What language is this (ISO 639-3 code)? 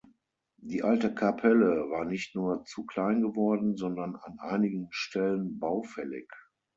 deu